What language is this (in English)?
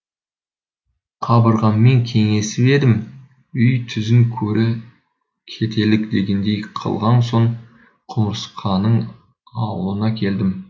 Kazakh